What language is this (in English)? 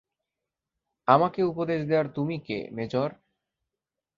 Bangla